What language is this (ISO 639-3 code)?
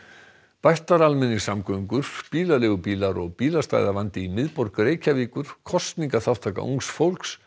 isl